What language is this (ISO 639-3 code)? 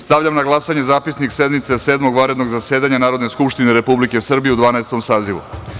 srp